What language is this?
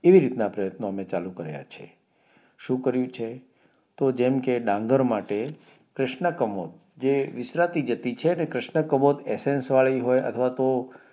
Gujarati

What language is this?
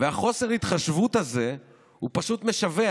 Hebrew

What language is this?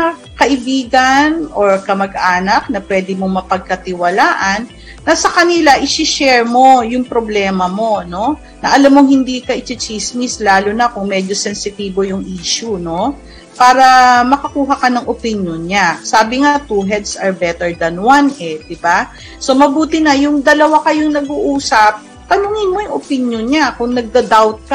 Filipino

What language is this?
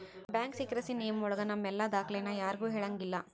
Kannada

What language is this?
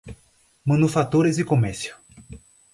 Portuguese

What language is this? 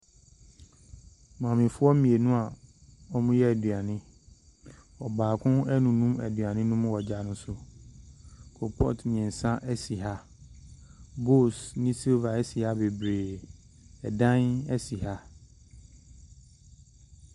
Akan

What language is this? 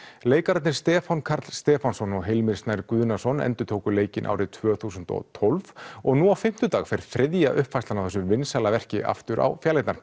Icelandic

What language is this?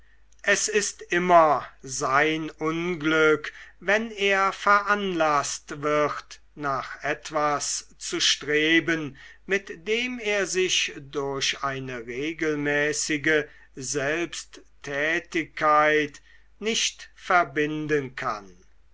German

